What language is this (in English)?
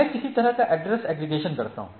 Hindi